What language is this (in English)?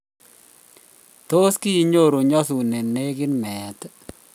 Kalenjin